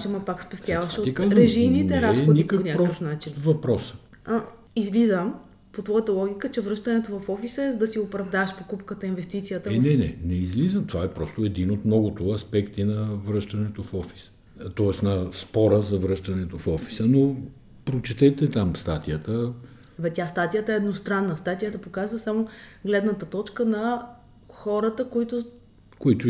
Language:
Bulgarian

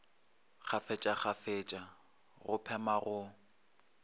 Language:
Northern Sotho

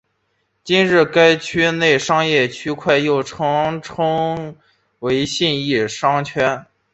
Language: Chinese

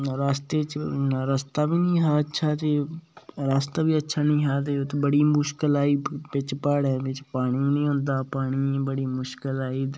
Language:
Dogri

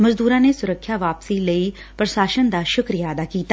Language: Punjabi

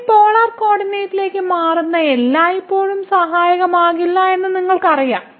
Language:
Malayalam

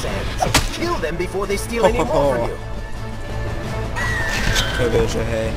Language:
Czech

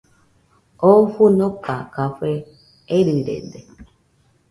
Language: Nüpode Huitoto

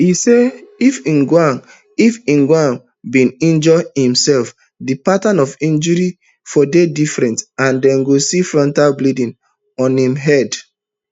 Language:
Nigerian Pidgin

